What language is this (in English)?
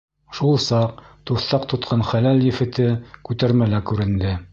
Bashkir